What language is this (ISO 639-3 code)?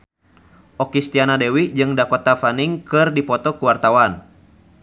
sun